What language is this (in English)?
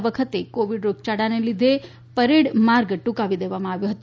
Gujarati